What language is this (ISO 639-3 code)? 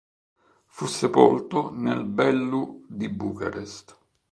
ita